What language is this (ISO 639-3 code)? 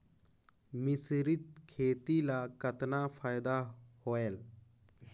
hne